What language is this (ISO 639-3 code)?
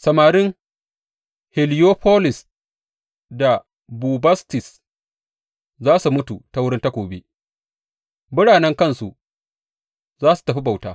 hau